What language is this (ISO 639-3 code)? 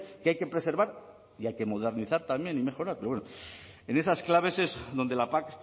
spa